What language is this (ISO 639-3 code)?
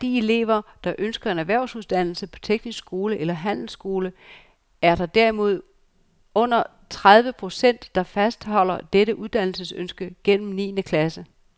dan